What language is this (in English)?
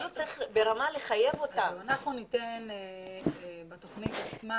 Hebrew